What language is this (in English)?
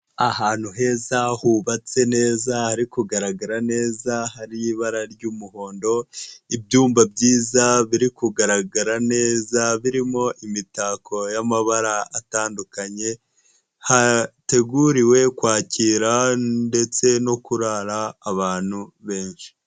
Kinyarwanda